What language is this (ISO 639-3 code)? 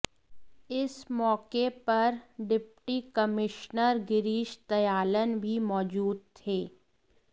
hin